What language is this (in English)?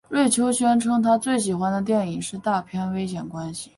Chinese